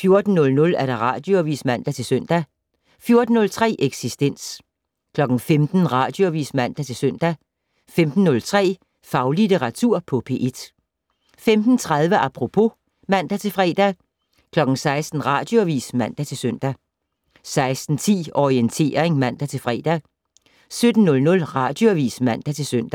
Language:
Danish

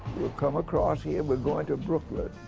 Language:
English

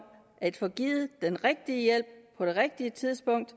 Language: Danish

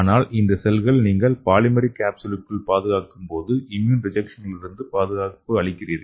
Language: Tamil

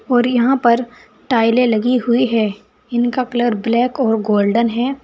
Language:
Hindi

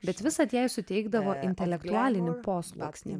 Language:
Lithuanian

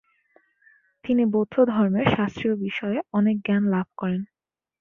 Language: Bangla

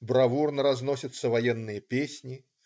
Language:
Russian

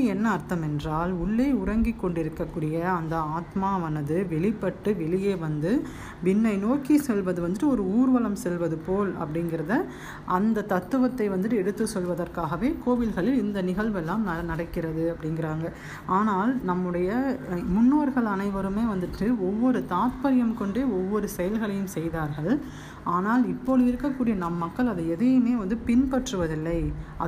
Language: Tamil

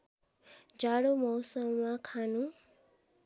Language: Nepali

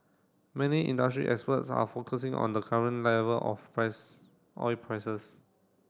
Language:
English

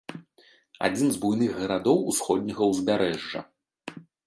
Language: Belarusian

